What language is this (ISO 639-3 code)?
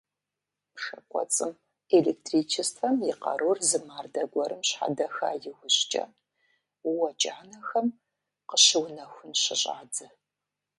kbd